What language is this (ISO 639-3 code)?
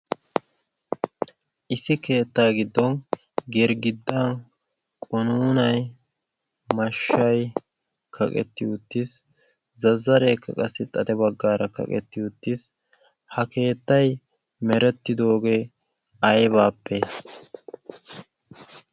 wal